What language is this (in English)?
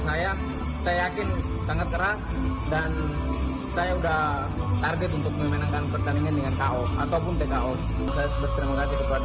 Indonesian